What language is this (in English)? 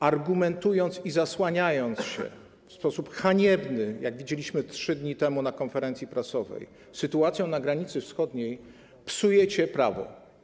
Polish